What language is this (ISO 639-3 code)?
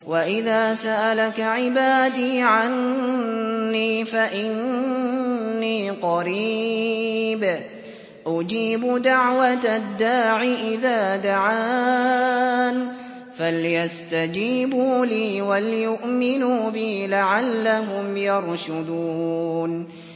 ara